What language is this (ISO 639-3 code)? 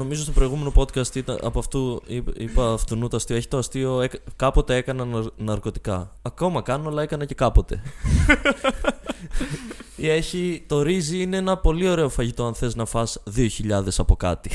ell